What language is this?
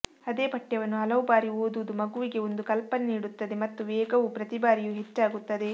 Kannada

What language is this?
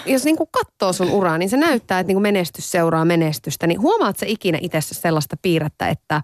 Finnish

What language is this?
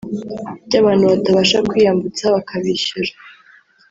Kinyarwanda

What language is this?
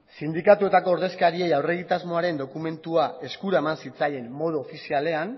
Basque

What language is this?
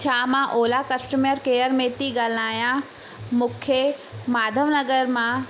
Sindhi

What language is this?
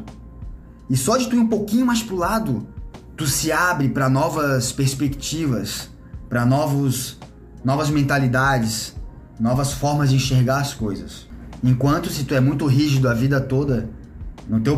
Portuguese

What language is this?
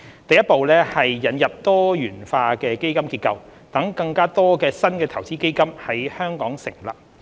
Cantonese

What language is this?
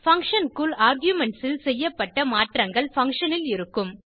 Tamil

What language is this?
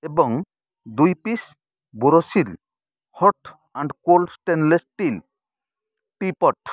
Odia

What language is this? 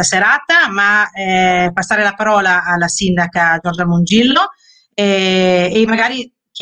Italian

